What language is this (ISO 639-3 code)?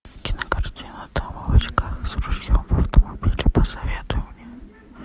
rus